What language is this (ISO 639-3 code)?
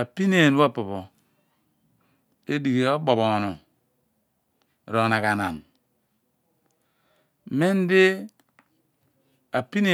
abn